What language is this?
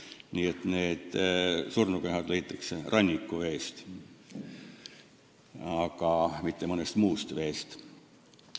Estonian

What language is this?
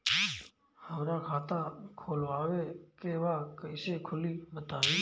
Bhojpuri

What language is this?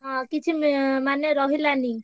Odia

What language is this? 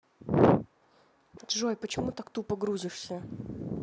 Russian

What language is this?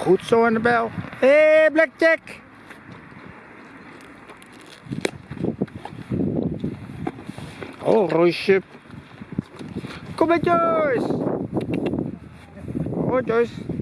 Dutch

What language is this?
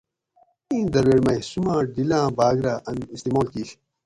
Gawri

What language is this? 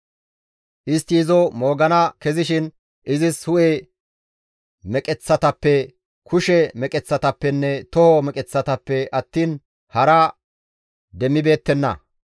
Gamo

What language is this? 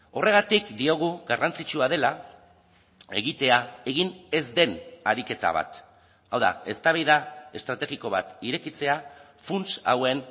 Basque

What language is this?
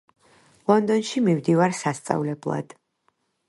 Georgian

